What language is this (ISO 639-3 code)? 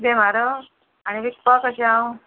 kok